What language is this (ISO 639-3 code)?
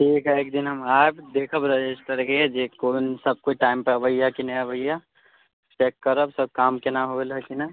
mai